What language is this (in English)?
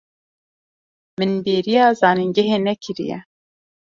Kurdish